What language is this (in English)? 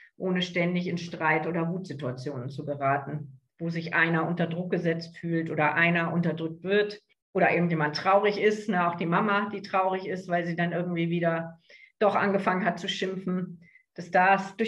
German